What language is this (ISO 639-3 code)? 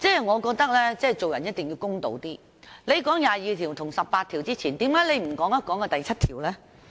yue